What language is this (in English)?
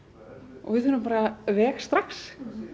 Icelandic